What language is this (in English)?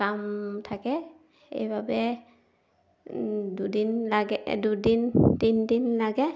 Assamese